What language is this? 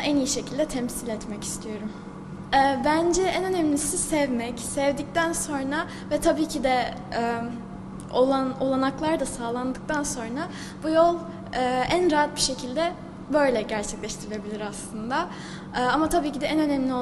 Turkish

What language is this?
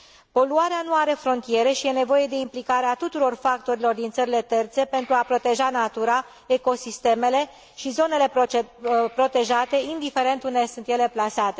Romanian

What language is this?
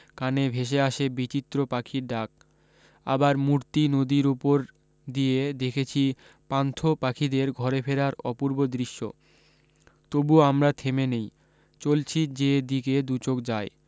Bangla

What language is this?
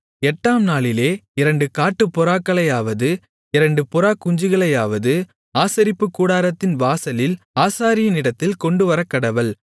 Tamil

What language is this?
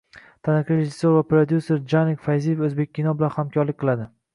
Uzbek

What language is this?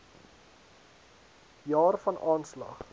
Afrikaans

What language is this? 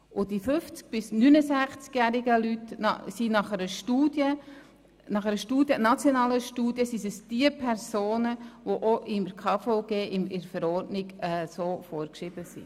Swiss German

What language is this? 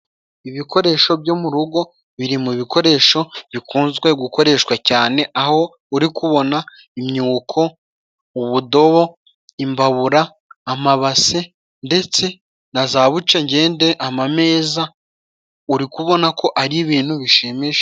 Kinyarwanda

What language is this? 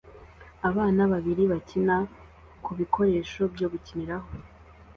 Kinyarwanda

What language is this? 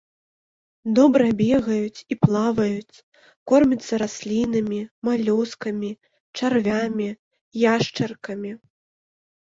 Belarusian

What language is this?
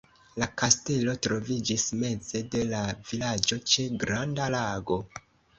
Esperanto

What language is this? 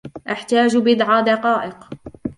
Arabic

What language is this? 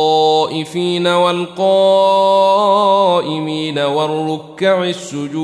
Arabic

